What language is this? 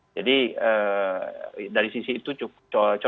Indonesian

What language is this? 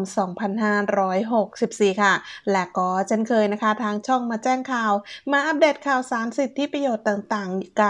Thai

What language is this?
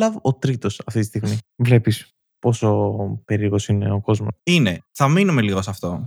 Greek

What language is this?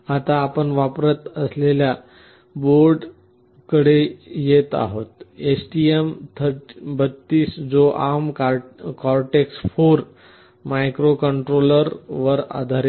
Marathi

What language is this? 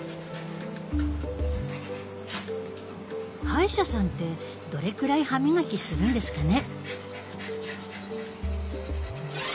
Japanese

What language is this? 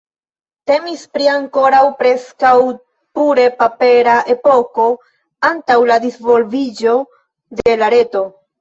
Esperanto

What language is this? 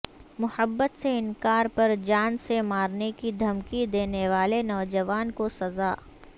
Urdu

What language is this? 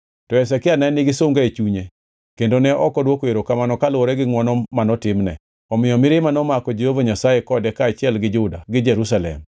Luo (Kenya and Tanzania)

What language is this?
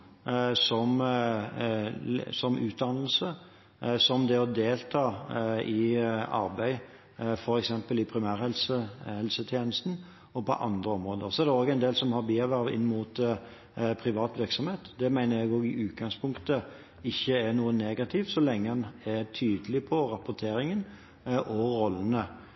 Norwegian Bokmål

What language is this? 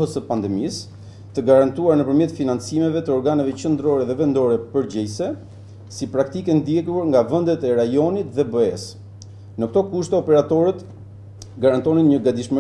Romanian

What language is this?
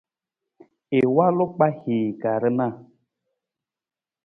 Nawdm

